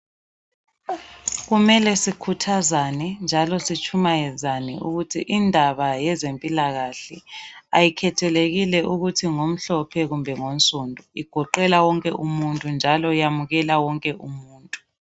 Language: North Ndebele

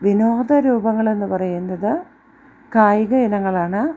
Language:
Malayalam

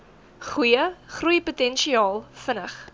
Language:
Afrikaans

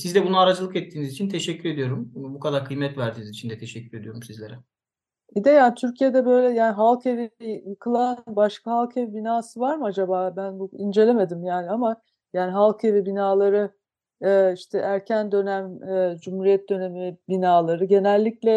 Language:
Turkish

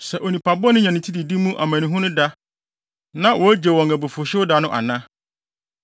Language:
Akan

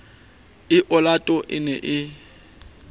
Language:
Southern Sotho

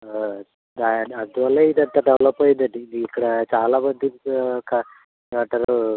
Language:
Telugu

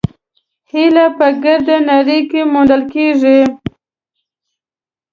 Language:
Pashto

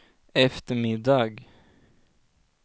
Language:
Swedish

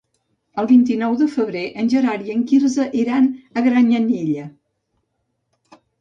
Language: Catalan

